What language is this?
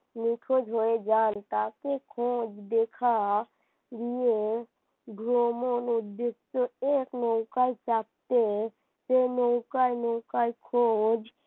Bangla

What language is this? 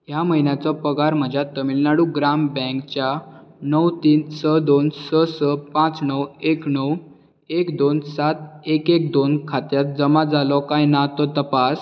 Konkani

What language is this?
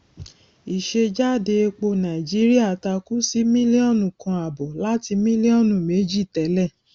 Yoruba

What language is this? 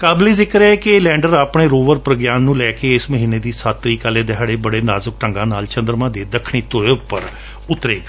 Punjabi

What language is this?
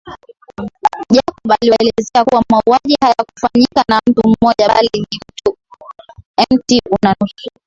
Swahili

